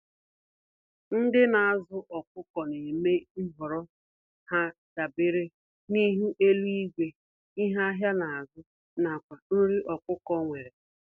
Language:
Igbo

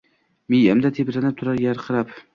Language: Uzbek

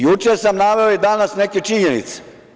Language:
Serbian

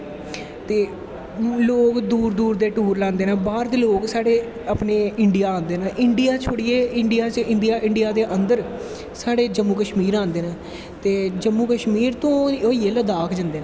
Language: Dogri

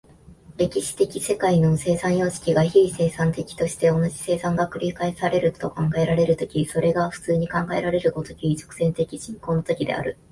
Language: Japanese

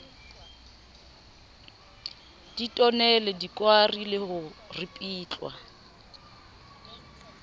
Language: Southern Sotho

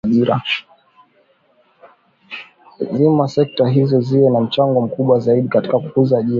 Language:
Swahili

